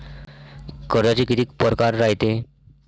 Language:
Marathi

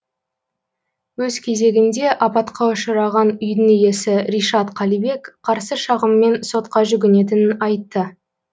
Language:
Kazakh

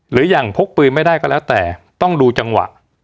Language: Thai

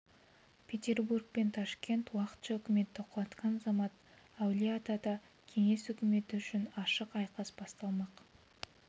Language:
Kazakh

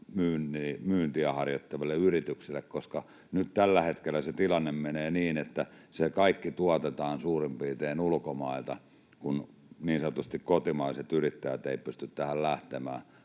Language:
Finnish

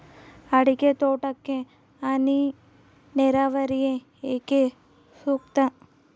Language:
Kannada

